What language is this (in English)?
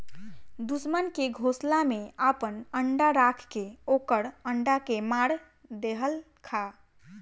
Bhojpuri